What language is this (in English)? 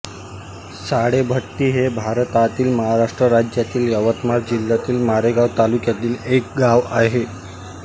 Marathi